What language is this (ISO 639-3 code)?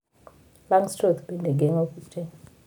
luo